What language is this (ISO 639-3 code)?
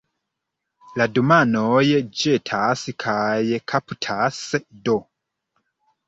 epo